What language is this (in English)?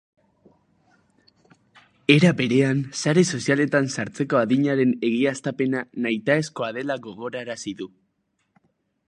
Basque